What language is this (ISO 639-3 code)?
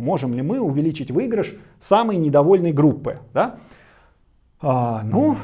rus